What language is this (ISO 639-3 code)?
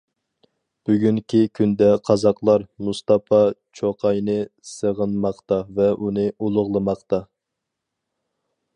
uig